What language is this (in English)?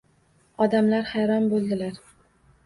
Uzbek